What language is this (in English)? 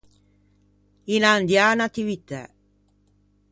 Ligurian